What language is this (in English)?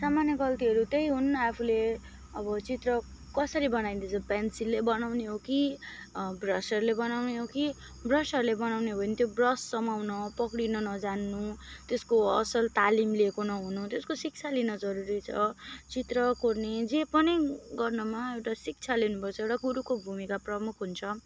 Nepali